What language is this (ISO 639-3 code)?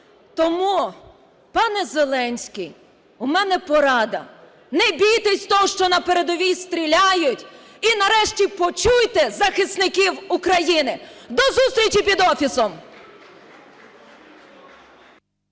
ukr